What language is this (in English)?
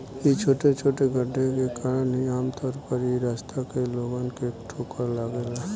Bhojpuri